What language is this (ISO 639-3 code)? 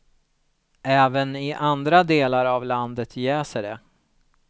swe